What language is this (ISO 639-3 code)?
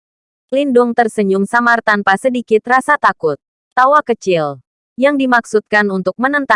ind